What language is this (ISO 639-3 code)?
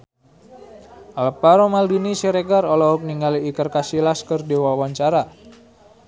sun